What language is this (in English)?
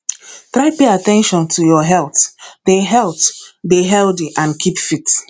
Nigerian Pidgin